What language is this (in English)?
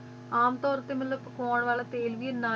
Punjabi